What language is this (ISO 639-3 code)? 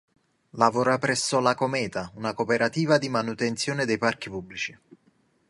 ita